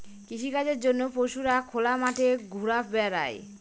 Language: Bangla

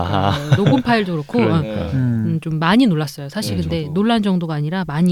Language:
Korean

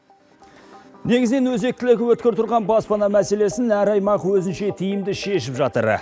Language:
Kazakh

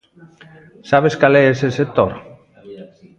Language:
Galician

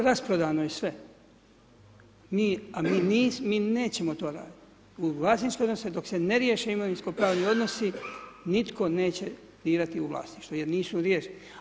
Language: Croatian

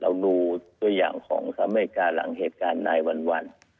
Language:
Thai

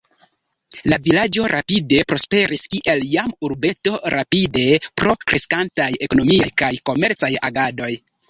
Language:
Esperanto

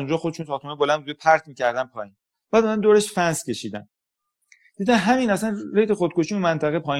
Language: Persian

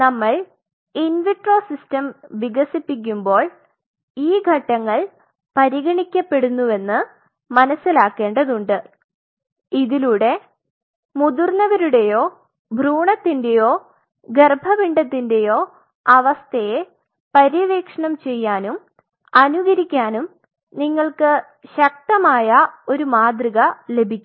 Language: Malayalam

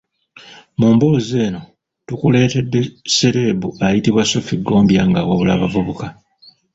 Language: Ganda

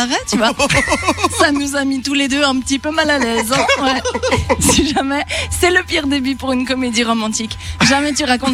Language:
French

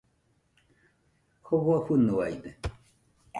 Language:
Nüpode Huitoto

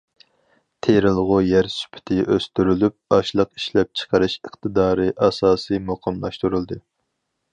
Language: Uyghur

